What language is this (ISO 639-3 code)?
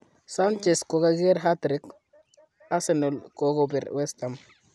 kln